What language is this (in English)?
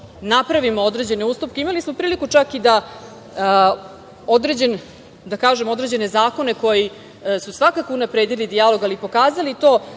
Serbian